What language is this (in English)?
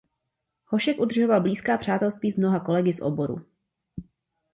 Czech